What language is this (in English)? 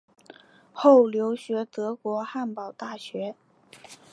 Chinese